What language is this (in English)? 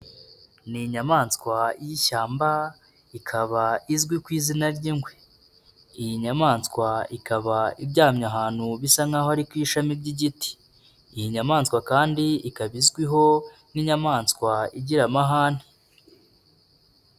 Kinyarwanda